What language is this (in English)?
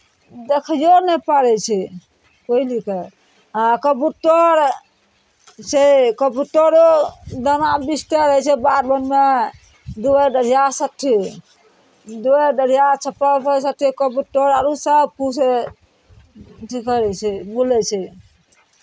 Maithili